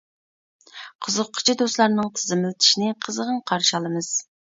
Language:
Uyghur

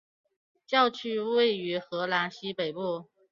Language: Chinese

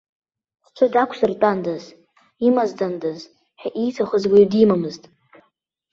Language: Abkhazian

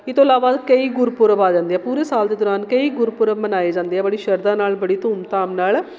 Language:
Punjabi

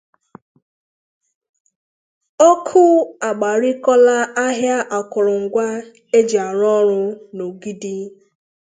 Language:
Igbo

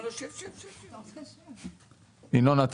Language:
Hebrew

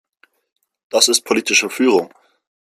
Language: German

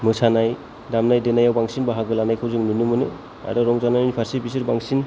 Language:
Bodo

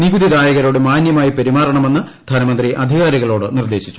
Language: Malayalam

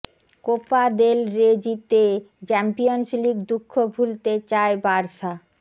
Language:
Bangla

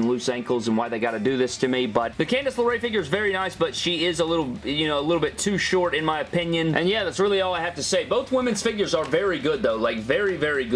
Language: English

